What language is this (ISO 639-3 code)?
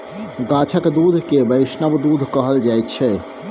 mai